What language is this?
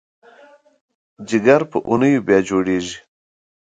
Pashto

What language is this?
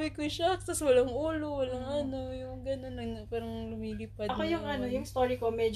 Filipino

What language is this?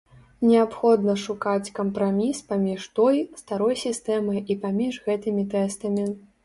Belarusian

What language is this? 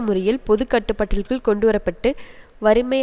Tamil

